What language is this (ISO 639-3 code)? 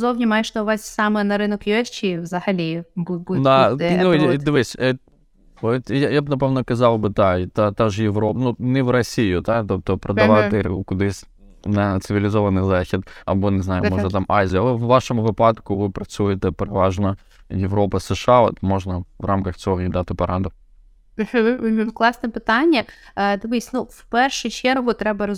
ukr